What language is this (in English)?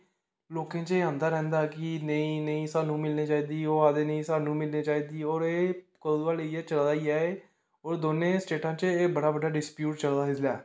Dogri